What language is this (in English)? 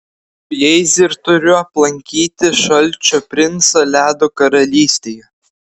Lithuanian